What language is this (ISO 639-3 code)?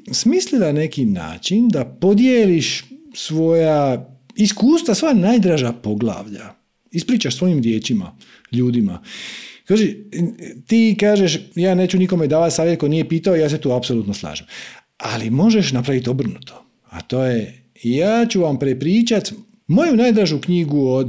hrv